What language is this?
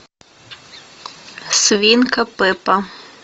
Russian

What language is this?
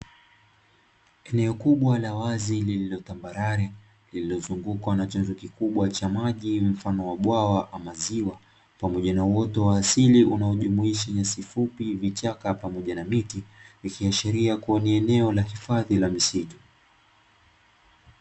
Swahili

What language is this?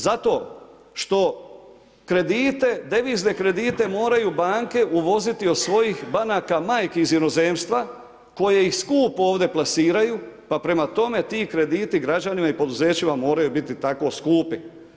Croatian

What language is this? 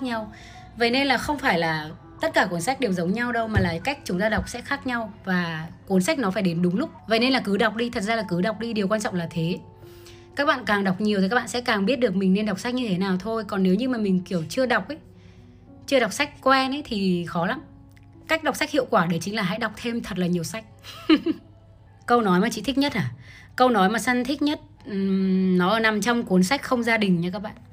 Vietnamese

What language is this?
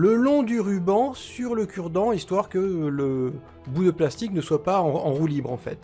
French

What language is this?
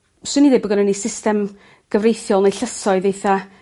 Welsh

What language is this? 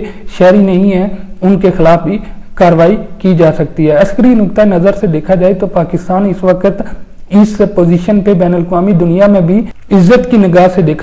Hindi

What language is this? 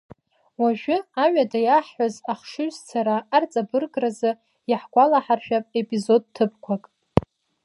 Abkhazian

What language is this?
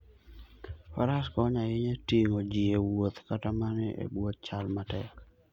Luo (Kenya and Tanzania)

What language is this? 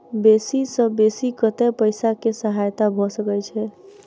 Maithili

